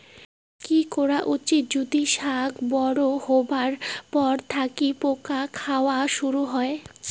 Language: Bangla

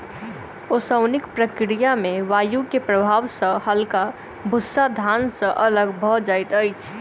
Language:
Maithili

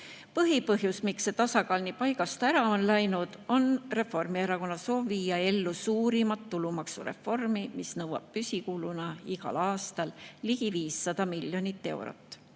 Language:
Estonian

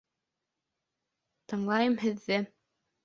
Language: Bashkir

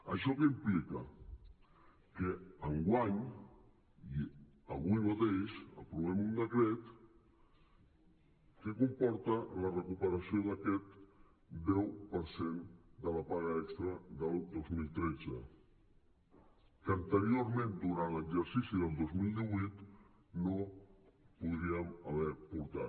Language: Catalan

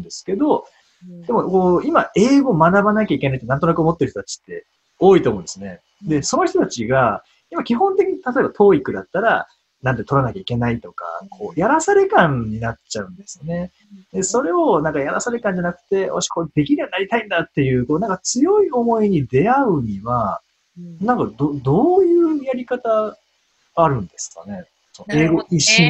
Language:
Japanese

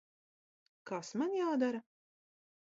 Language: Latvian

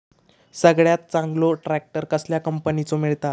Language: Marathi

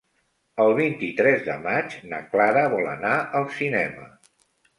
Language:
Catalan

